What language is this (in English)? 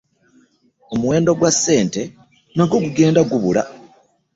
Ganda